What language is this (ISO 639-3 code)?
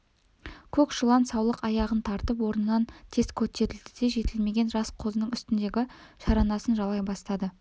kaz